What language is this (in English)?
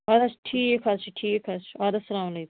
Kashmiri